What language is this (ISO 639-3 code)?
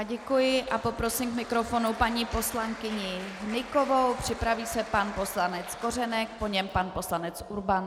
ces